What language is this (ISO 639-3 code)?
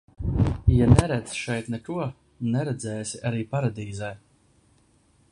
lav